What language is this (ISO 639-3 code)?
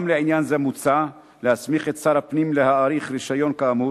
heb